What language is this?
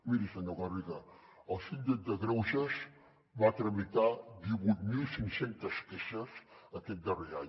Catalan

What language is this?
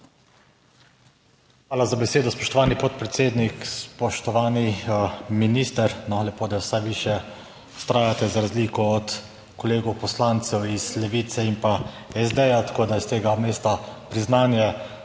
Slovenian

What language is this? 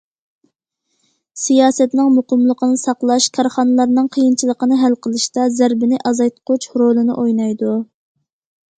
Uyghur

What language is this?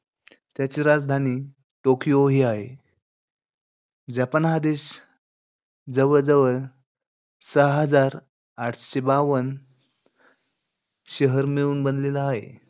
Marathi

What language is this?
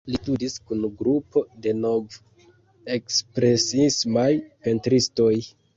Esperanto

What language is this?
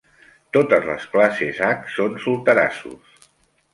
Catalan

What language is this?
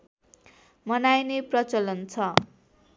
Nepali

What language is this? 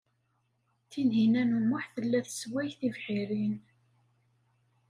Kabyle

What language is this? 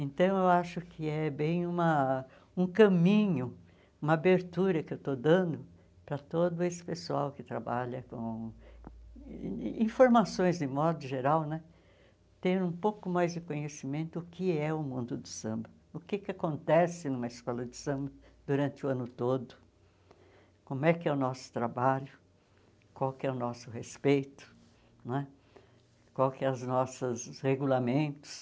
Portuguese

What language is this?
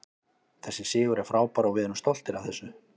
Icelandic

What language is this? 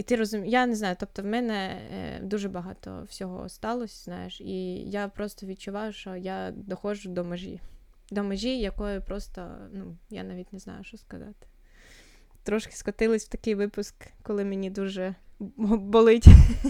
Ukrainian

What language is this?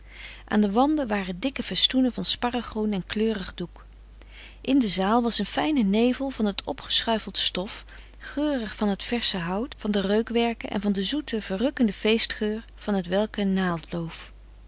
Dutch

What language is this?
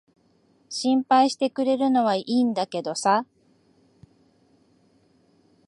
Japanese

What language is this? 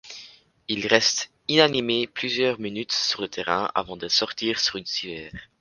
French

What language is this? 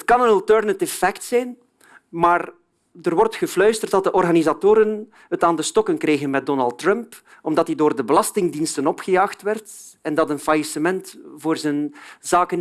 Dutch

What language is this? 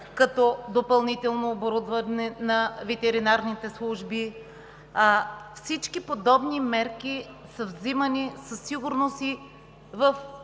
Bulgarian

